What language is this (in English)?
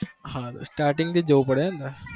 Gujarati